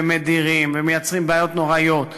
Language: Hebrew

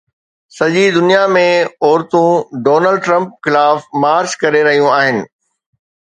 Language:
Sindhi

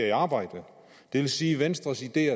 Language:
Danish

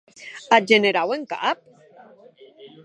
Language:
Occitan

